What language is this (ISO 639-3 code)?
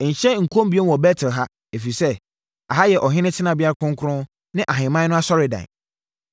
aka